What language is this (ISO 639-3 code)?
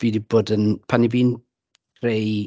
cym